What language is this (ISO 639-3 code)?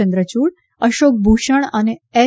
guj